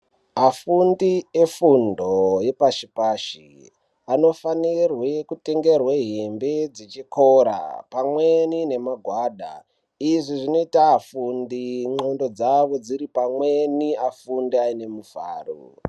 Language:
Ndau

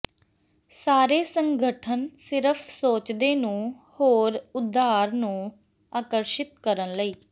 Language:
Punjabi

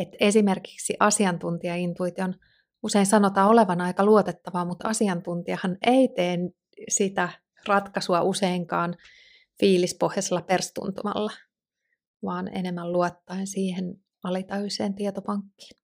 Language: Finnish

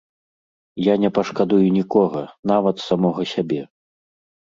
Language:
Belarusian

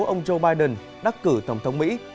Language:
Vietnamese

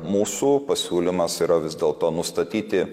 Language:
Lithuanian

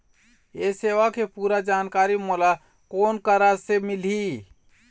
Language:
Chhattisgarhi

